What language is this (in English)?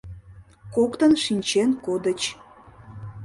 Mari